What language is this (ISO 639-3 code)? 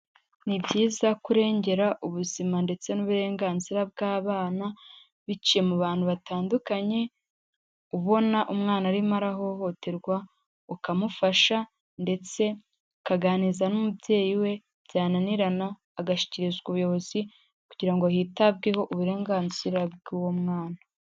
kin